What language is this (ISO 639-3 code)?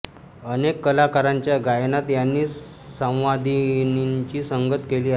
mar